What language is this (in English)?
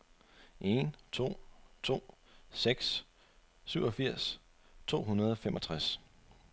Danish